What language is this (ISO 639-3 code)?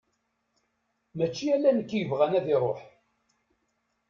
kab